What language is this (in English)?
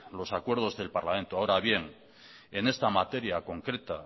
Spanish